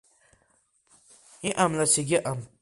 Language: Abkhazian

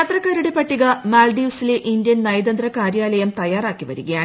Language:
Malayalam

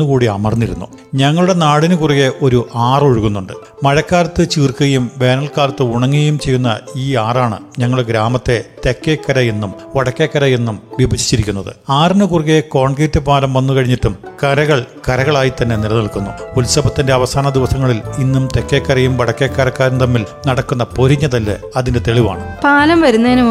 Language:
Malayalam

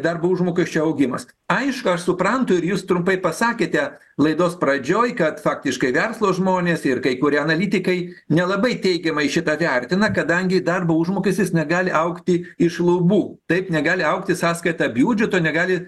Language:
Lithuanian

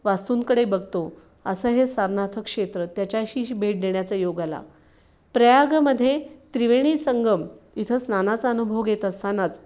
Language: Marathi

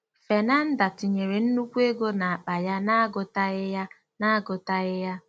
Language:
Igbo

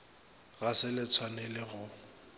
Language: Northern Sotho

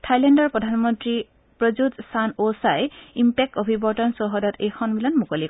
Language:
Assamese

